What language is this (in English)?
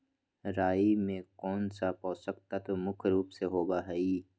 Magahi